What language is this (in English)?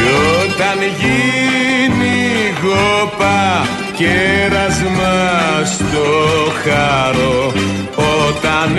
Greek